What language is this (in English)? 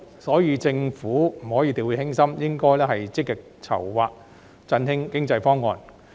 Cantonese